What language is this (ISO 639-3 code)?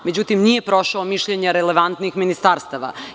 srp